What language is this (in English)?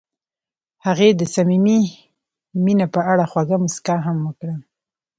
Pashto